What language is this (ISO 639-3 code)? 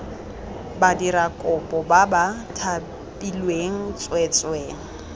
tsn